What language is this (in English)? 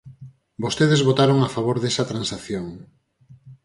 Galician